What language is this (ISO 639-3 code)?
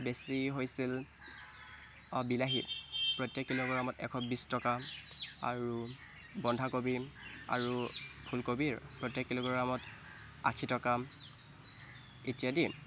asm